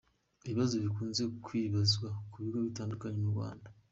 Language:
Kinyarwanda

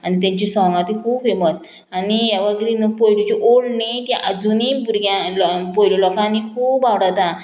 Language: Konkani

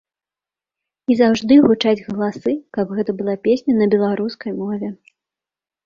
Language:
Belarusian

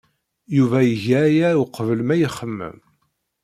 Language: Kabyle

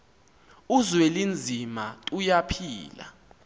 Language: Xhosa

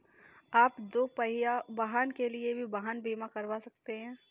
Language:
Hindi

